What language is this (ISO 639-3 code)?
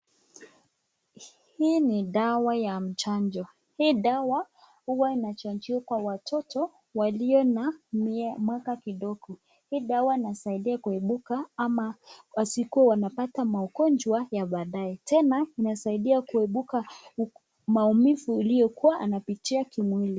swa